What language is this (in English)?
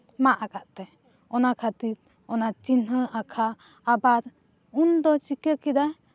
Santali